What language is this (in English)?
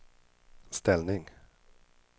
Swedish